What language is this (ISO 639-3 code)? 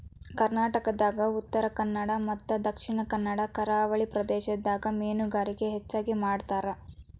kan